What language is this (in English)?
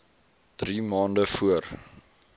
Afrikaans